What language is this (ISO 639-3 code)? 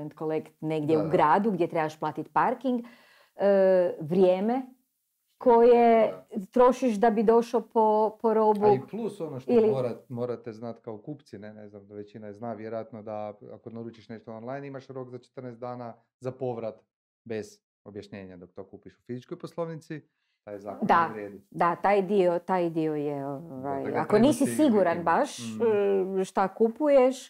hrv